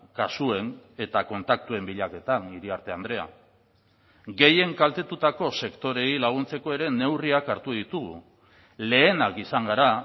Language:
Basque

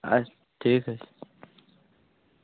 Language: Kashmiri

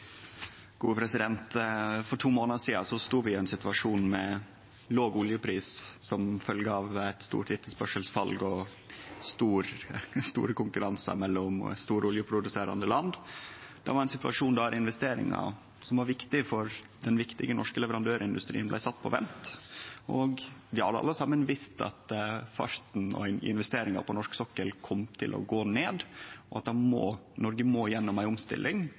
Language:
Norwegian Nynorsk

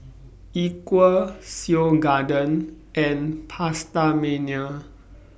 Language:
English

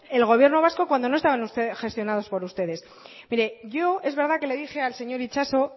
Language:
Spanish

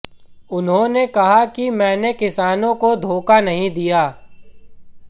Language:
Hindi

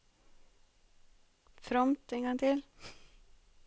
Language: Norwegian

